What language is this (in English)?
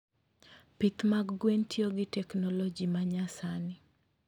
Luo (Kenya and Tanzania)